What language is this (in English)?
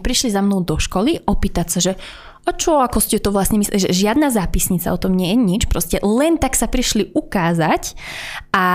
Slovak